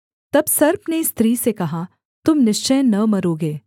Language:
Hindi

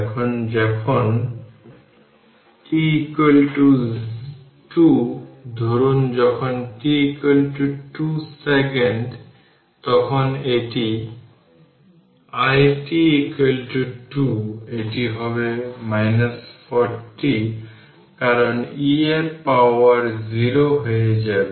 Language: Bangla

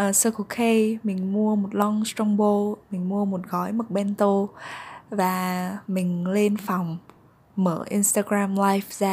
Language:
Vietnamese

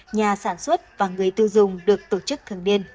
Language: Vietnamese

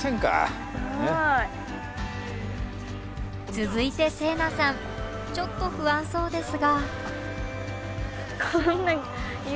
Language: Japanese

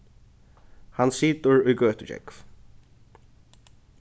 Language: Faroese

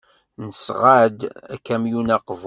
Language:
Kabyle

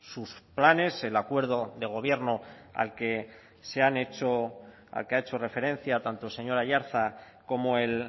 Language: Spanish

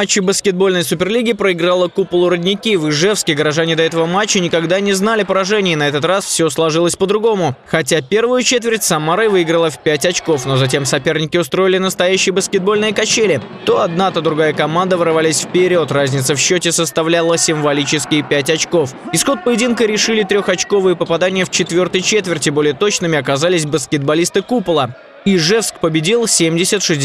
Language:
Russian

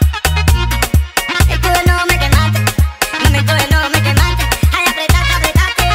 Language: Thai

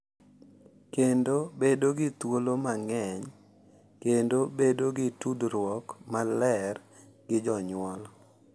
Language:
Luo (Kenya and Tanzania)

